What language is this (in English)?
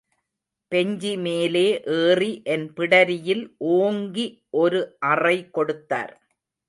Tamil